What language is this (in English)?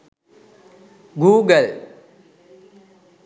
Sinhala